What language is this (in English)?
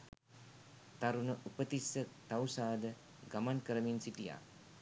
Sinhala